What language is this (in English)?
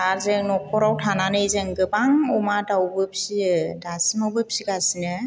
Bodo